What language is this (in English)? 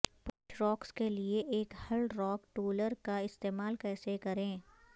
Urdu